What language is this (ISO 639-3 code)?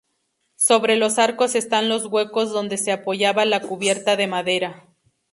spa